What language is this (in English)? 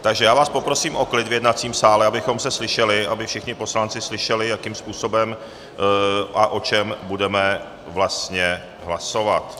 Czech